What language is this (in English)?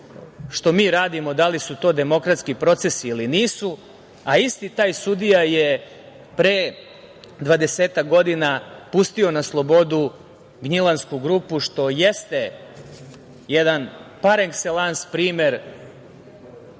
Serbian